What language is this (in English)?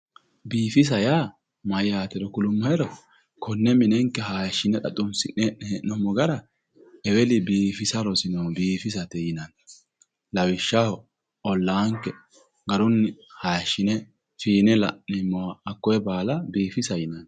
Sidamo